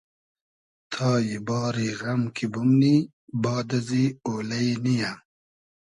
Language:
Hazaragi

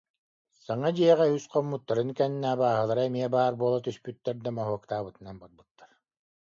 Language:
Yakut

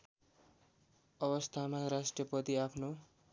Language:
Nepali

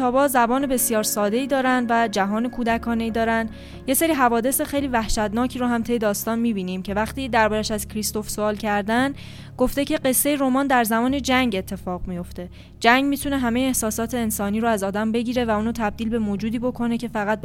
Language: Persian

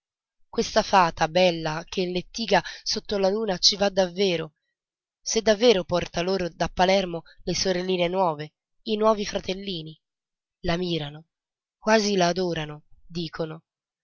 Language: Italian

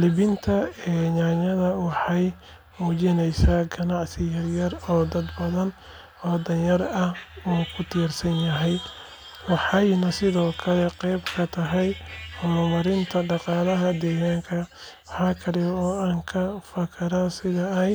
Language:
Somali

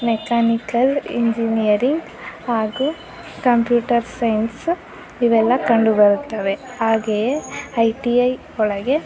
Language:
Kannada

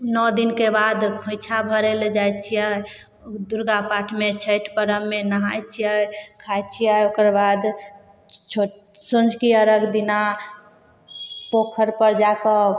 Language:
Maithili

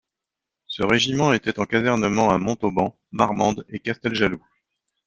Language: French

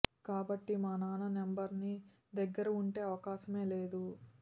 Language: Telugu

